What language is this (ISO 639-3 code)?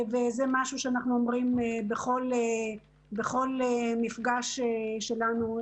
heb